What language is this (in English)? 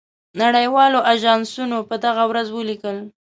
Pashto